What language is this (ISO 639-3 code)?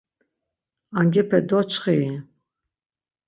lzz